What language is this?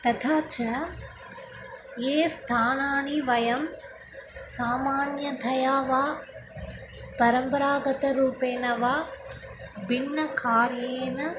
Sanskrit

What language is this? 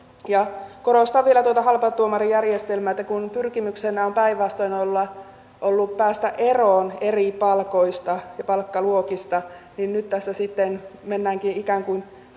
Finnish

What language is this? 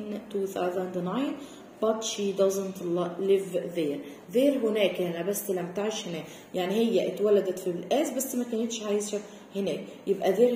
Arabic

